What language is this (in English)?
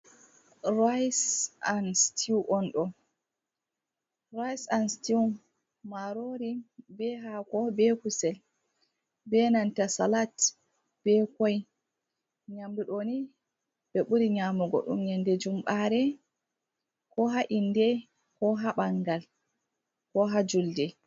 Fula